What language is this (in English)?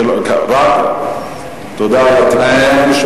Hebrew